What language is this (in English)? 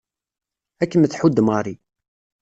Kabyle